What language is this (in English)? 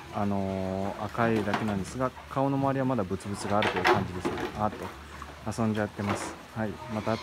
Japanese